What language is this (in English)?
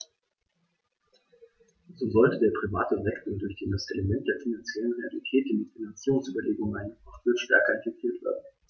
German